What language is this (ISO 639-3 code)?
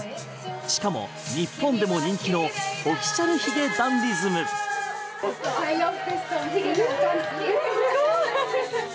jpn